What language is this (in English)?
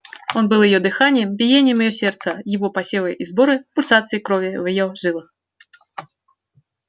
Russian